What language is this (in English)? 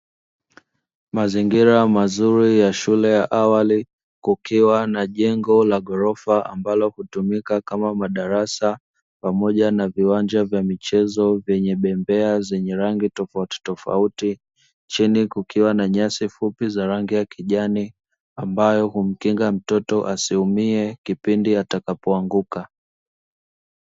Swahili